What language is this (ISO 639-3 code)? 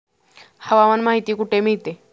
mar